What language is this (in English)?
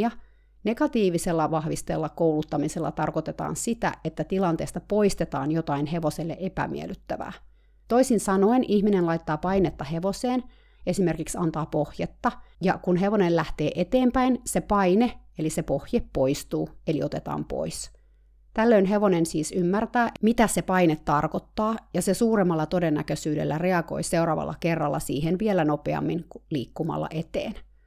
Finnish